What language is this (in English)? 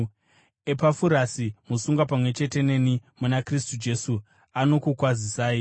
Shona